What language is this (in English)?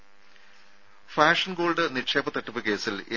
Malayalam